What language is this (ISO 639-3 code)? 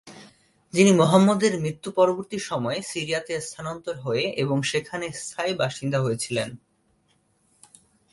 ben